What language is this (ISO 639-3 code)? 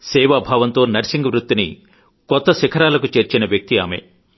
tel